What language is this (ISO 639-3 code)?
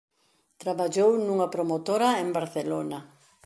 glg